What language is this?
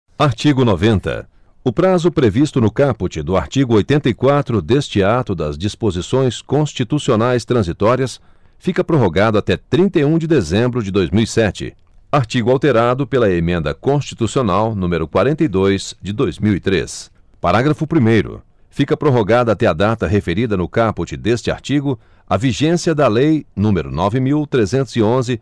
Portuguese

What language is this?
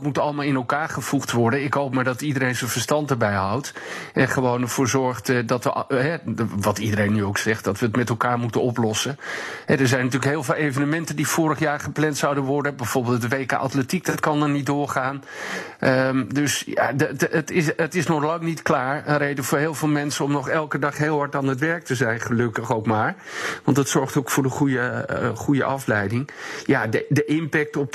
Dutch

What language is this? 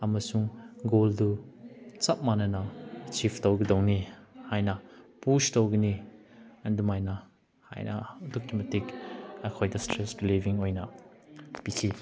Manipuri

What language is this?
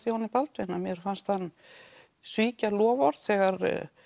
Icelandic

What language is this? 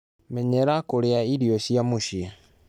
Kikuyu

